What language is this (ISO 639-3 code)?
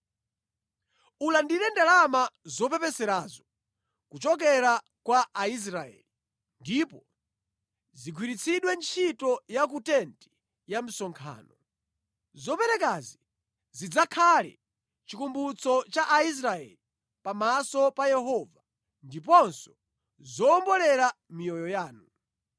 nya